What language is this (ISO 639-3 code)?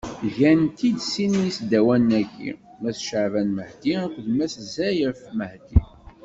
kab